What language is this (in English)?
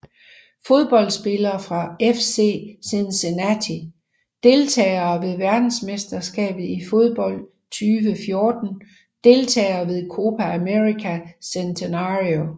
Danish